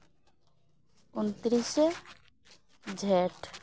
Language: Santali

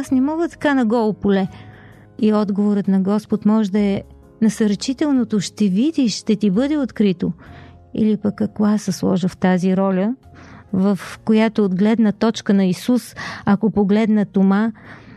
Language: Bulgarian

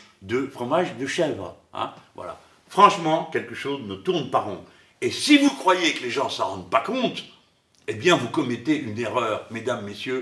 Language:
French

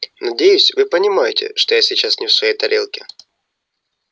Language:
Russian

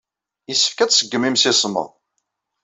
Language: Kabyle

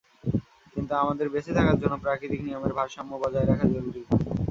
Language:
Bangla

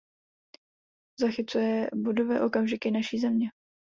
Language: Czech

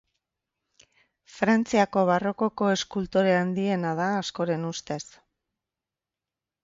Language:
Basque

